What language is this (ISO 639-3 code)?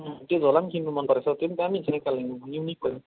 nep